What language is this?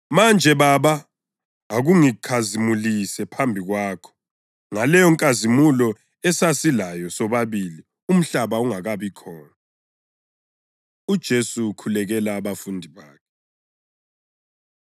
North Ndebele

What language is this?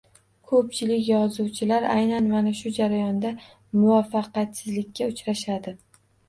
Uzbek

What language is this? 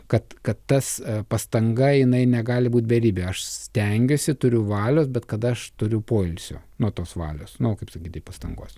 Lithuanian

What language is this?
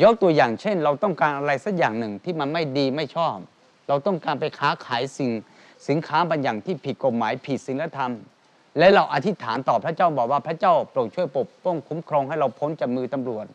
Thai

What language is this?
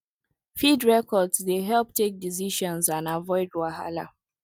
Nigerian Pidgin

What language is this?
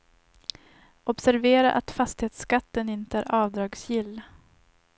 Swedish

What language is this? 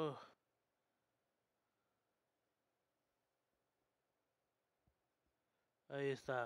Spanish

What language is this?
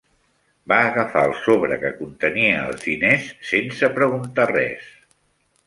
Catalan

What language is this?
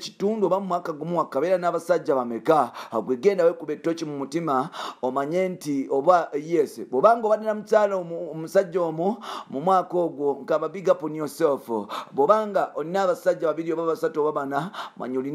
Indonesian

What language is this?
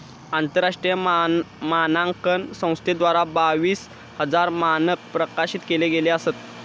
Marathi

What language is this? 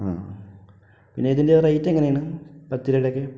Malayalam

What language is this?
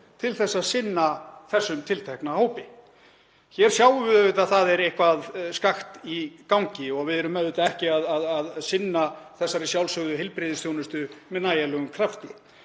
Icelandic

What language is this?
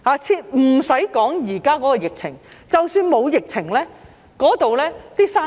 Cantonese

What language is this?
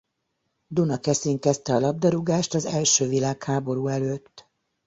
Hungarian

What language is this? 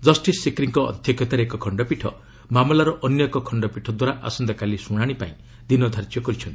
Odia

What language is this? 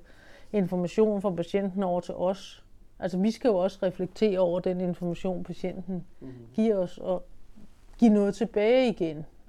Danish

